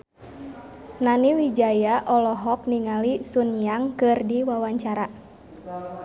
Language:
Sundanese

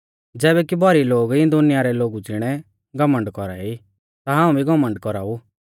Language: Mahasu Pahari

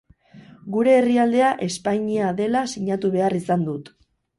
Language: Basque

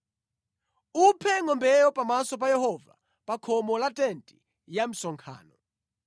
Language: Nyanja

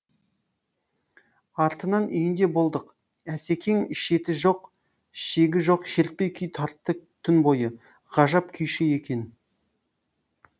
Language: Kazakh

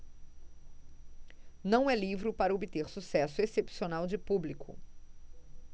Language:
Portuguese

